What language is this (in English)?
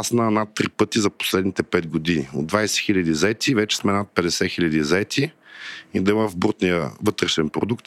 Bulgarian